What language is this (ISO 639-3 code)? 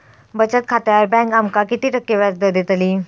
mar